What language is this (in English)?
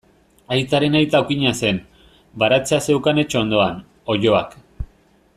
Basque